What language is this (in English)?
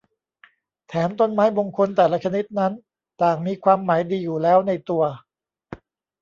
Thai